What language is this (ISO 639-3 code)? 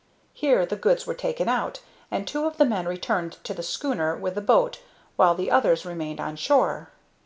eng